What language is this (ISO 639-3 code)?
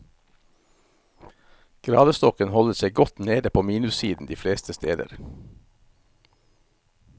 nor